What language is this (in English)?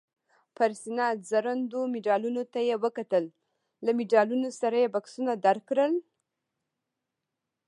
Pashto